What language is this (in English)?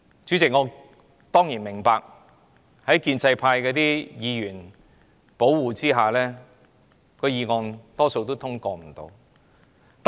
Cantonese